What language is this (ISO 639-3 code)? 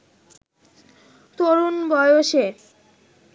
ben